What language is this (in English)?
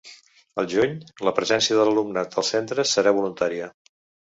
Catalan